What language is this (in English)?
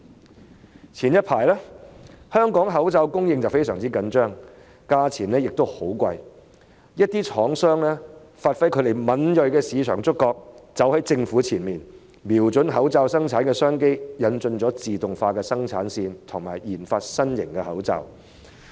Cantonese